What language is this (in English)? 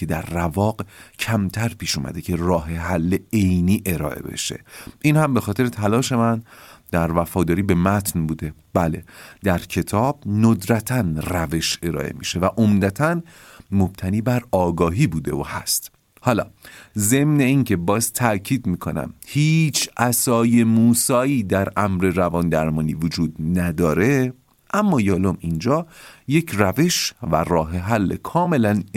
Persian